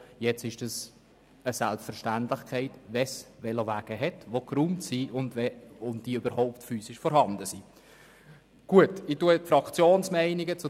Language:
Swiss German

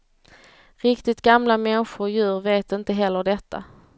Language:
Swedish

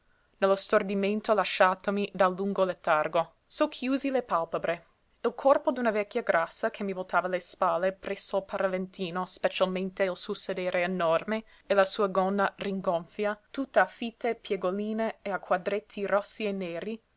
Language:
Italian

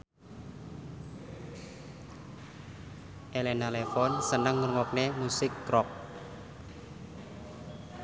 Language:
Javanese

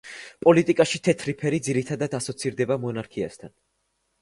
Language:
Georgian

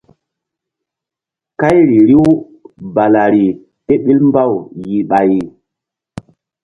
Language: Mbum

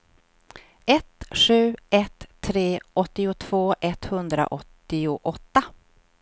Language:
Swedish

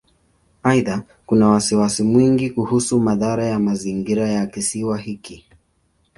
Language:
Swahili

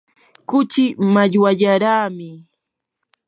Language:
Yanahuanca Pasco Quechua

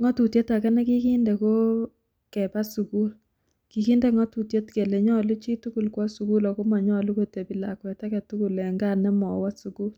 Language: Kalenjin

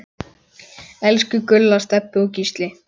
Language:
Icelandic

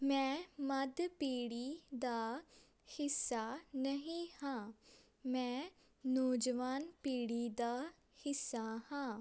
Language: Punjabi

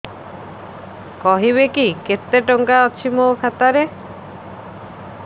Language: Odia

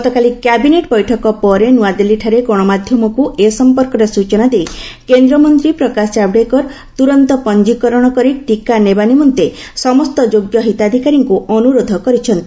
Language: Odia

